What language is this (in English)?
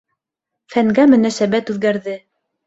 Bashkir